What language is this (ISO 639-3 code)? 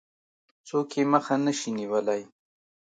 pus